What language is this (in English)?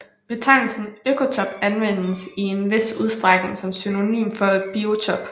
Danish